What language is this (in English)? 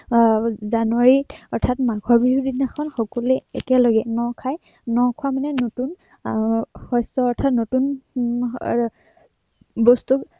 Assamese